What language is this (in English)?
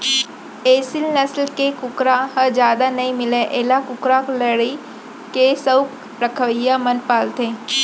Chhattisgarhi